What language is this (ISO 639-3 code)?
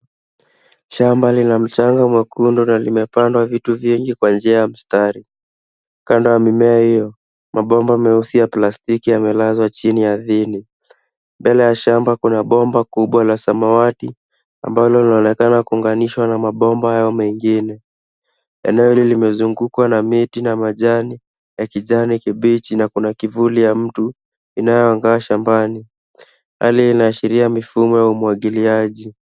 swa